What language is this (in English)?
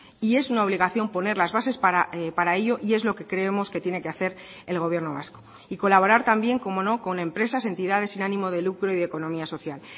Spanish